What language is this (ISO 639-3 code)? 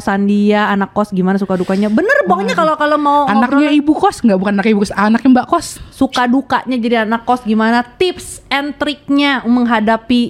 ind